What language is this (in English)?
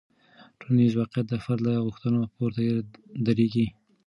Pashto